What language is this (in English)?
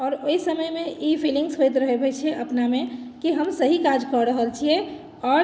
Maithili